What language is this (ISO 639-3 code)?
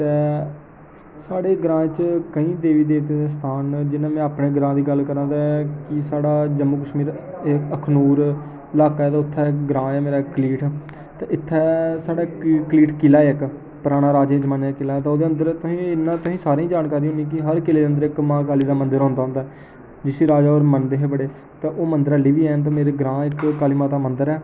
doi